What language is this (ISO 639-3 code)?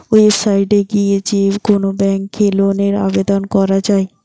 ben